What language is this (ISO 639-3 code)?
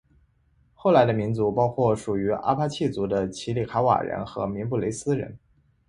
zho